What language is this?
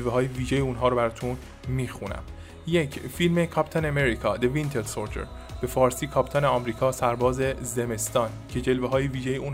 Persian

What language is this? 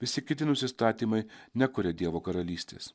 Lithuanian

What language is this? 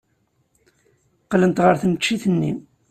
Kabyle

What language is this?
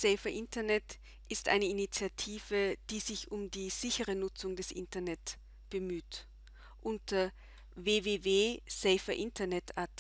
German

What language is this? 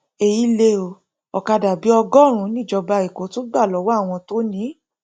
Yoruba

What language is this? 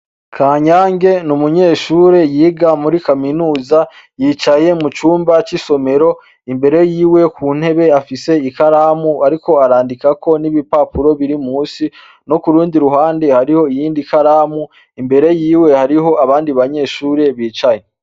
Rundi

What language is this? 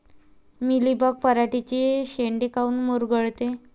Marathi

